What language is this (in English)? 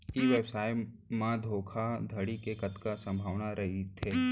Chhattisgarhi